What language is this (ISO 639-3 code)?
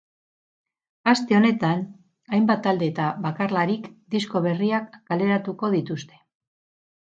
eus